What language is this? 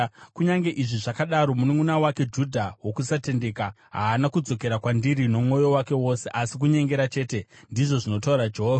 Shona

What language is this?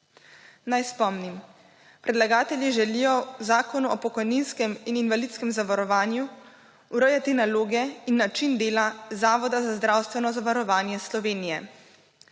Slovenian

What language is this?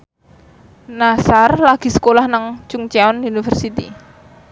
Javanese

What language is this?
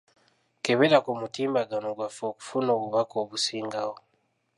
Ganda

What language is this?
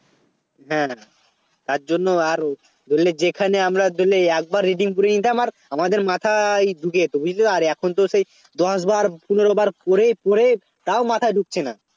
Bangla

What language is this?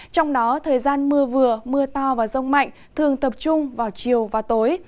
Vietnamese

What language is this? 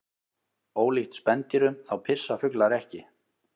Icelandic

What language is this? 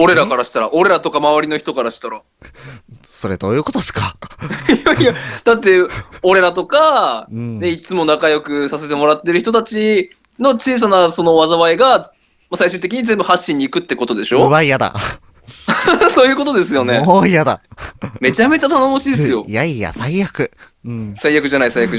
Japanese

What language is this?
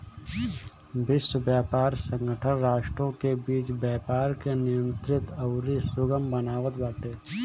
Bhojpuri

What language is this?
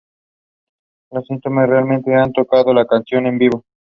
Spanish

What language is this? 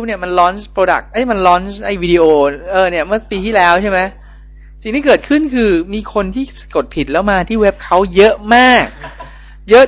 Thai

